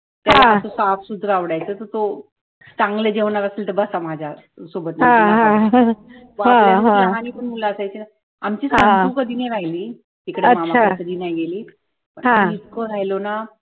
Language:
Marathi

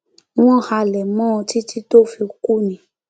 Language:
Yoruba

